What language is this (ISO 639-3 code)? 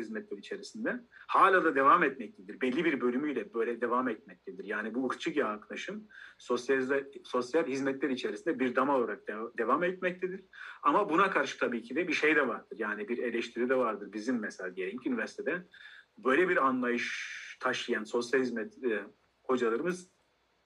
tur